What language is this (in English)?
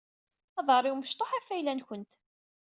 Kabyle